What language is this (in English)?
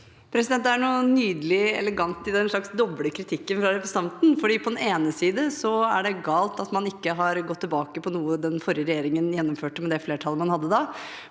Norwegian